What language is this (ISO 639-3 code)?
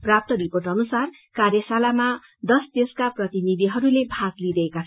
nep